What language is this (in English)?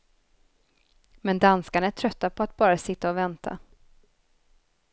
Swedish